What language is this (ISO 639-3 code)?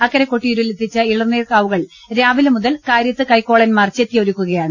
mal